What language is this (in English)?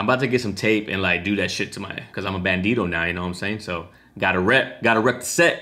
English